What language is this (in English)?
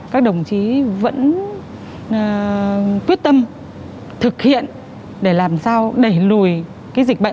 Vietnamese